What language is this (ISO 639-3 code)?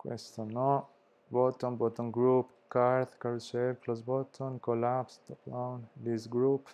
ita